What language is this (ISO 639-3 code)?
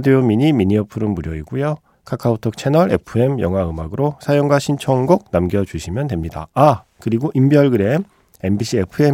kor